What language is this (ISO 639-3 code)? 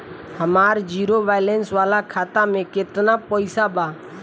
bho